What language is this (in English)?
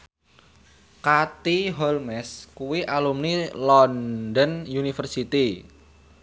Javanese